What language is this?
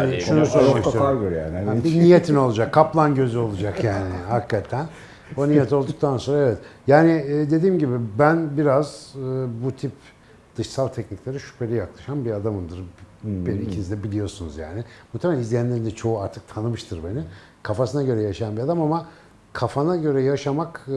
Turkish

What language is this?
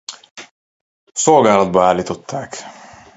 Hungarian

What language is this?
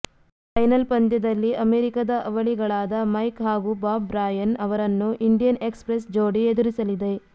Kannada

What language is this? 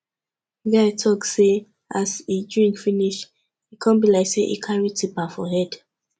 Nigerian Pidgin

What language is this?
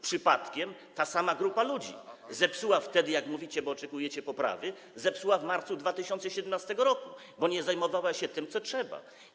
Polish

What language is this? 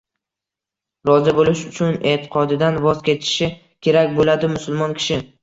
Uzbek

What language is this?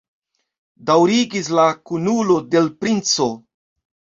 Esperanto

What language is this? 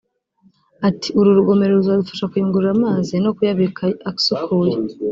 Kinyarwanda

